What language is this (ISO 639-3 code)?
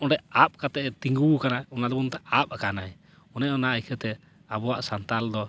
sat